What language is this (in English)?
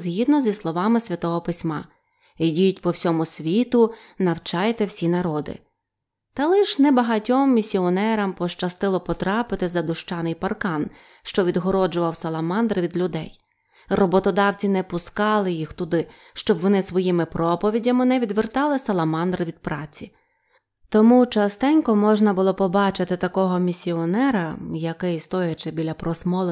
Ukrainian